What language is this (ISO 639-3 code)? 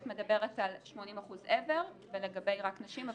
heb